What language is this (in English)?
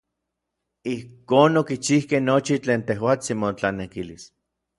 Orizaba Nahuatl